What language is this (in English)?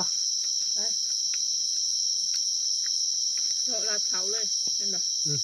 Thai